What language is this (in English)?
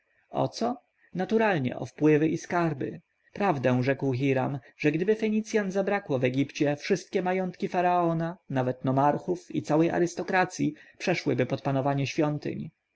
Polish